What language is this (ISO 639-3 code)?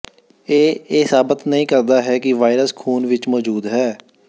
pan